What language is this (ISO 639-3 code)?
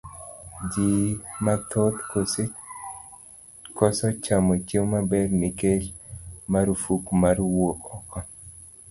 luo